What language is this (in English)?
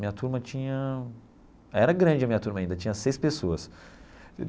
Portuguese